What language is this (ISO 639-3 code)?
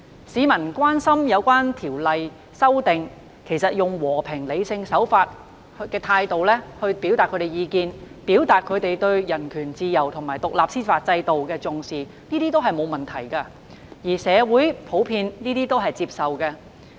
yue